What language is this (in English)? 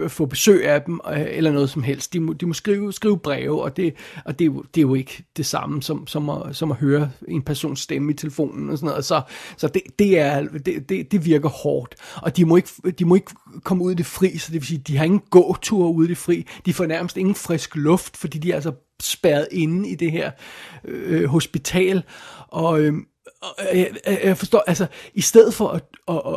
Danish